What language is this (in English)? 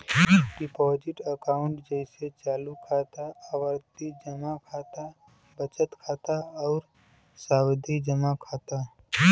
Bhojpuri